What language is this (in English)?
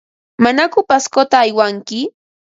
Ambo-Pasco Quechua